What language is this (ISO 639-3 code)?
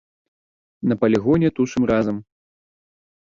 bel